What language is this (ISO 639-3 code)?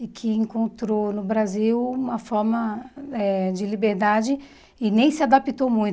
por